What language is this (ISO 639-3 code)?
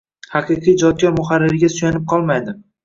uzb